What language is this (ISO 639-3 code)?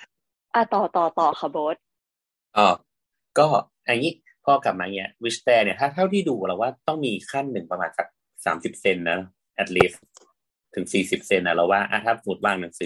tha